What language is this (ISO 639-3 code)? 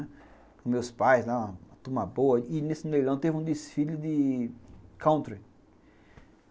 por